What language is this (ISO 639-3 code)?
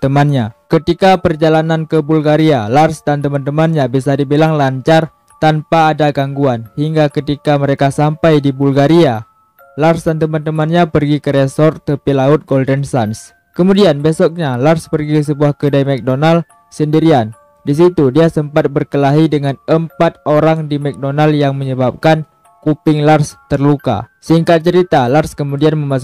ind